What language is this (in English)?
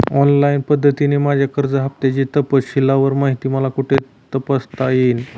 Marathi